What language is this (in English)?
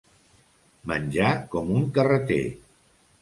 Catalan